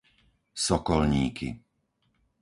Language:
Slovak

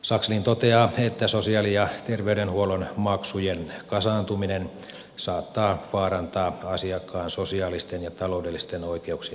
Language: Finnish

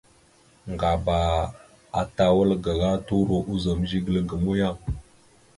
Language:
Mada (Cameroon)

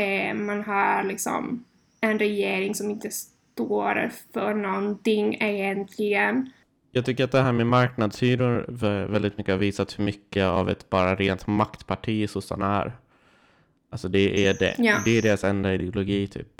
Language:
Swedish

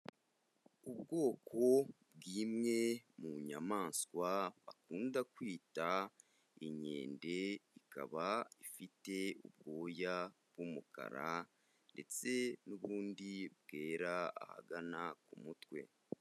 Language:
Kinyarwanda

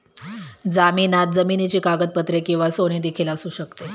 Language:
Marathi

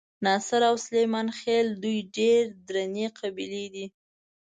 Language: Pashto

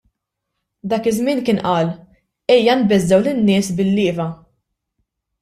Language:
Maltese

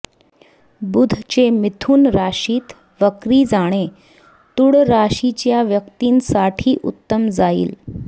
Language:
Marathi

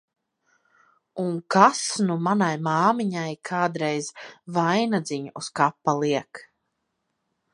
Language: Latvian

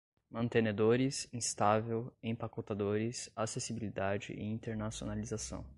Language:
Portuguese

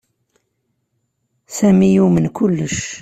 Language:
Kabyle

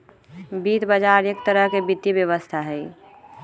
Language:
Magahi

